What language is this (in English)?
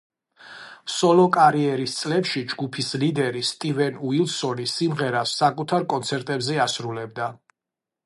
Georgian